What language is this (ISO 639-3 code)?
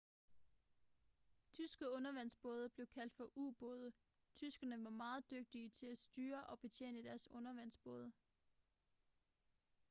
dan